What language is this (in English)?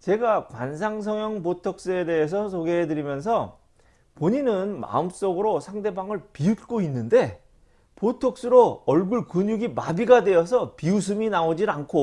Korean